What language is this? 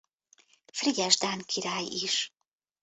Hungarian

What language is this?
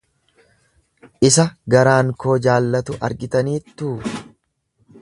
Oromo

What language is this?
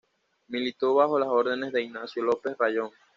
Spanish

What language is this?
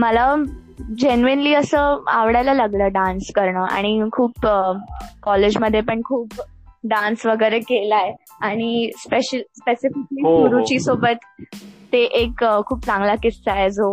Hindi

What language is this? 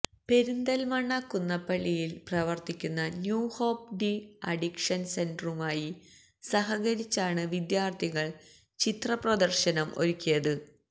Malayalam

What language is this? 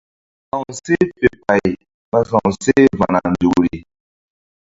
Mbum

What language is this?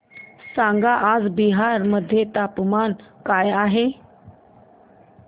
Marathi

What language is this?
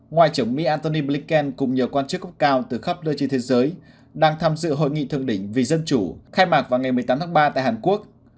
Vietnamese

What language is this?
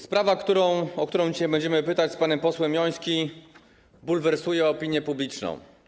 Polish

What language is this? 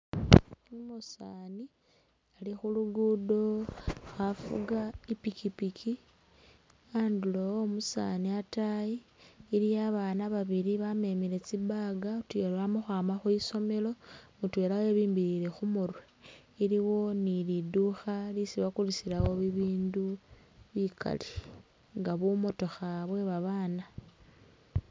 Masaaba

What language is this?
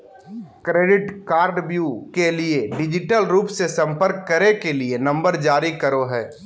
Magahi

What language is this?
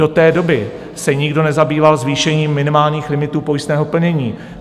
Czech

